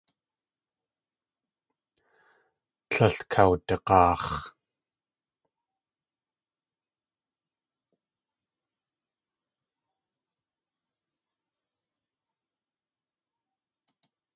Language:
Tlingit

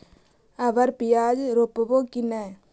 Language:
Magahi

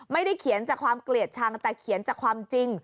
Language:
Thai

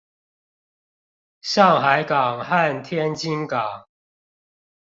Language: Chinese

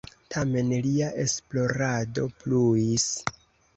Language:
Esperanto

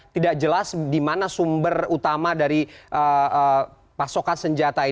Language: Indonesian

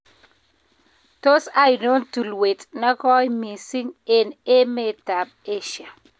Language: Kalenjin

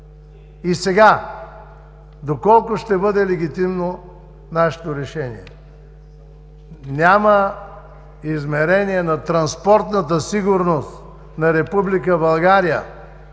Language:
Bulgarian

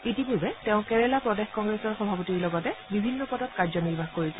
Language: Assamese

